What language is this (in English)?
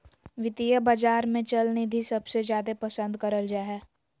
Magahi